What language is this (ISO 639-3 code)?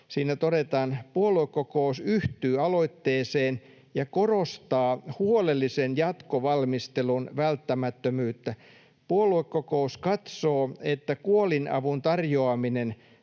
fin